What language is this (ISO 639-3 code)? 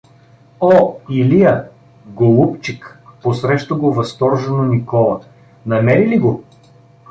bul